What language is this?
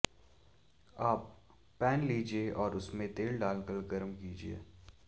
Hindi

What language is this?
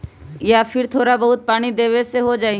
Magahi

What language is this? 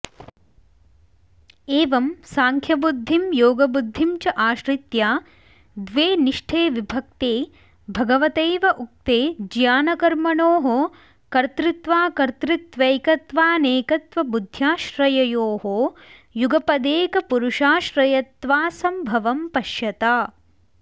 Sanskrit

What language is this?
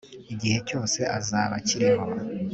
Kinyarwanda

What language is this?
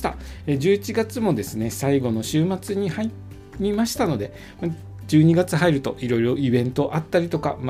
Japanese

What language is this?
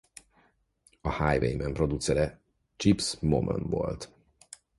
Hungarian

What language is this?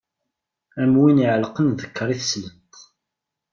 Kabyle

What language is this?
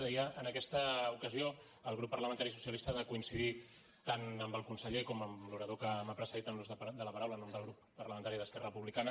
Catalan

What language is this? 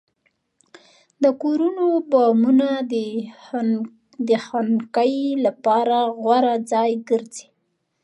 Pashto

